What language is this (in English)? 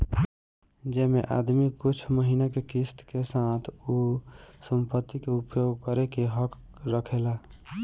Bhojpuri